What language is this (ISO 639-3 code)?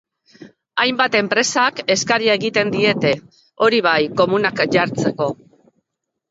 eus